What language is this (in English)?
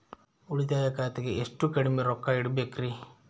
Kannada